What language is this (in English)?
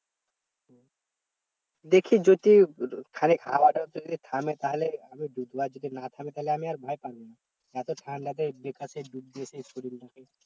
Bangla